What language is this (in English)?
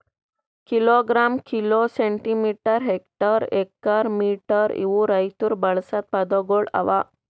Kannada